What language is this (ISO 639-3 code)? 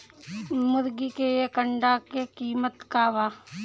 bho